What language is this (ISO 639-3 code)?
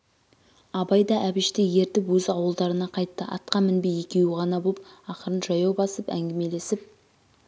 kaz